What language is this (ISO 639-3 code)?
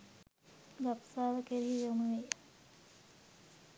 sin